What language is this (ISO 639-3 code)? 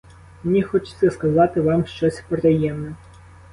ukr